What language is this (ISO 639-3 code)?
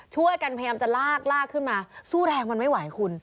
tha